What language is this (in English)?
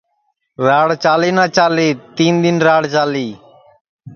Sansi